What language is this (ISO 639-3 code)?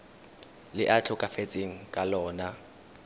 tsn